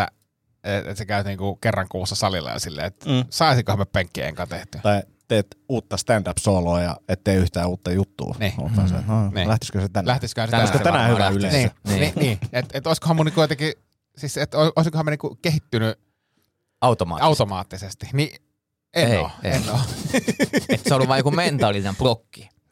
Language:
Finnish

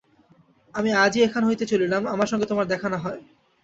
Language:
Bangla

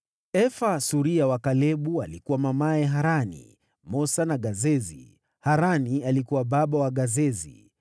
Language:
Swahili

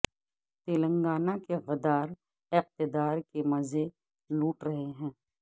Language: Urdu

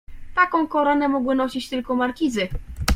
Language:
Polish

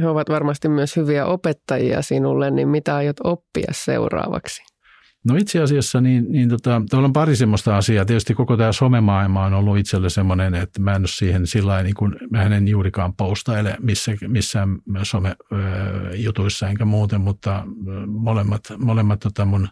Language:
Finnish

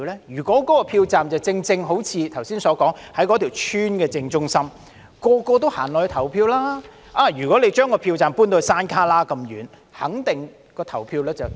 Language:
Cantonese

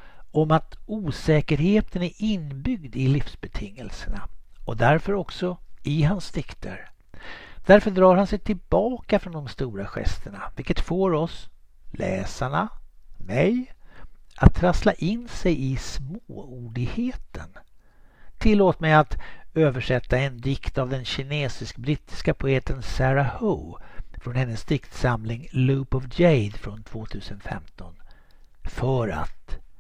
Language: Swedish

